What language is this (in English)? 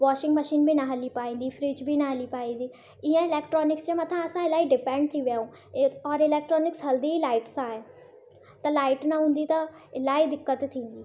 Sindhi